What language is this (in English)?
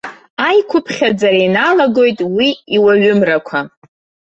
Abkhazian